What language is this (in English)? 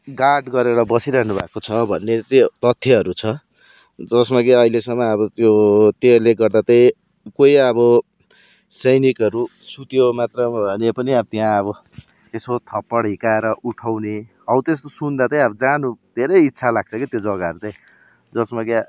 Nepali